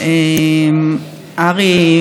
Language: Hebrew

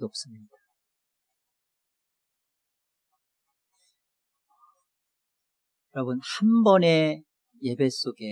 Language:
Korean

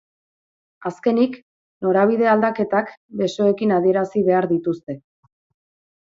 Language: Basque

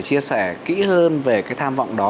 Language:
Vietnamese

